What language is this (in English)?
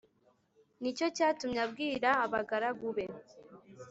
Kinyarwanda